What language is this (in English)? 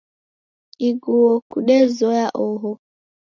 Taita